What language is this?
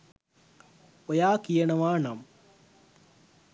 Sinhala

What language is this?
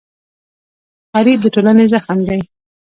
Pashto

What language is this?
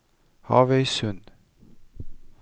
Norwegian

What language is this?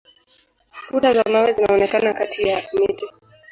Swahili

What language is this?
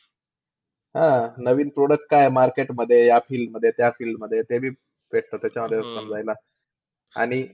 Marathi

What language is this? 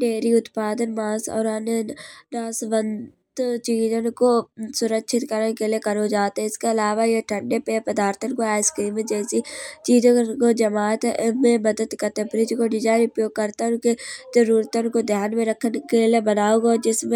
Kanauji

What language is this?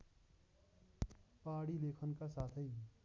Nepali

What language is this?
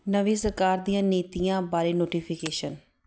Punjabi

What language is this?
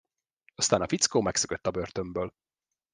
Hungarian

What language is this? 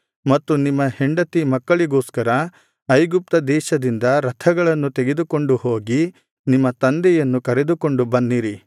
Kannada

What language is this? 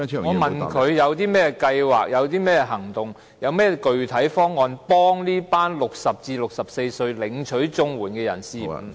Cantonese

